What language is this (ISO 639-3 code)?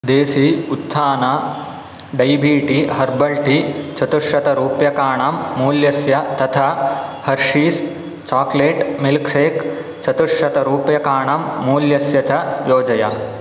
san